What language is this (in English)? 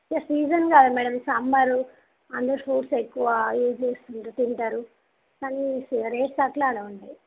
Telugu